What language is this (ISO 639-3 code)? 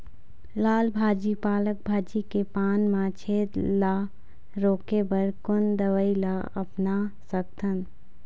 hne